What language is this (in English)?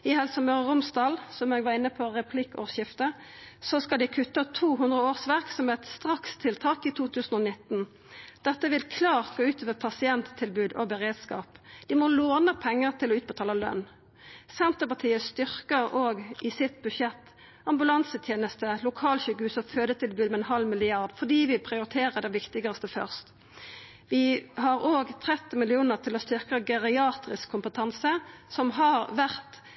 Norwegian Nynorsk